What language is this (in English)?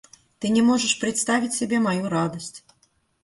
Russian